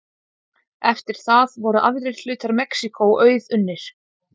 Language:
Icelandic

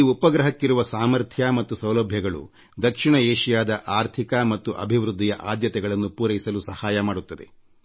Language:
Kannada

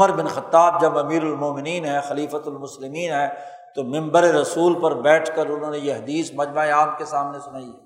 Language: Urdu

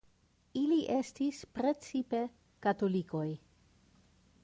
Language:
Esperanto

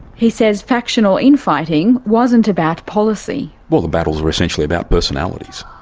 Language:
English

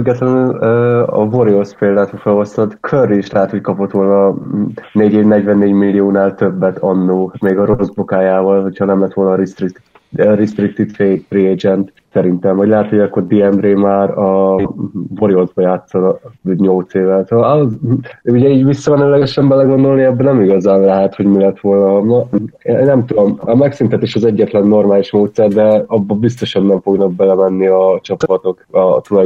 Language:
Hungarian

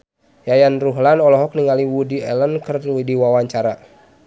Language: Sundanese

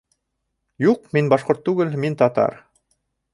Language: Bashkir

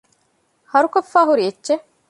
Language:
Divehi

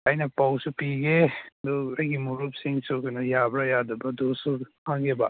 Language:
Manipuri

